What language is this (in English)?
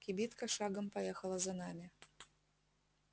Russian